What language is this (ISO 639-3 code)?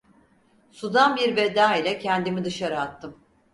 tur